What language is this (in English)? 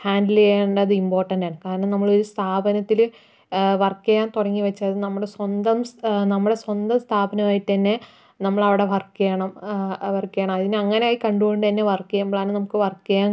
Malayalam